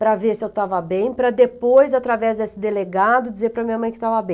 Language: Portuguese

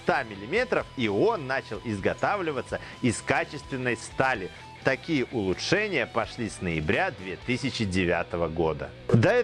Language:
Russian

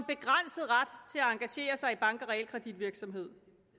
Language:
Danish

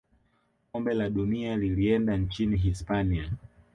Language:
Swahili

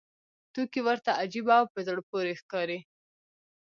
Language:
Pashto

